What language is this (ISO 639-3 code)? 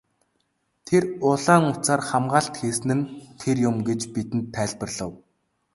mon